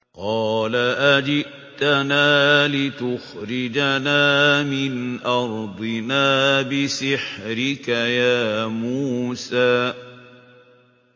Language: Arabic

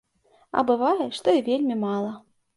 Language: Belarusian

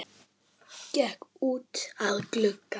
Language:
Icelandic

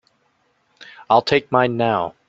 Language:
English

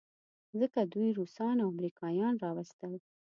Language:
Pashto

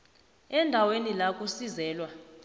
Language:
South Ndebele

